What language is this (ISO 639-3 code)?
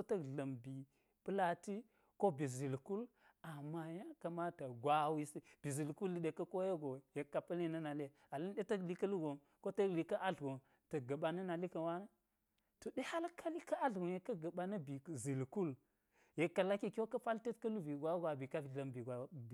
gyz